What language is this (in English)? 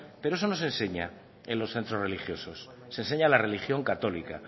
Spanish